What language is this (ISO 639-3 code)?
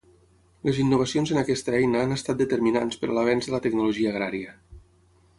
cat